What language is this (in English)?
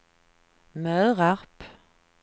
Swedish